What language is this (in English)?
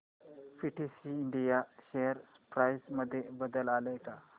Marathi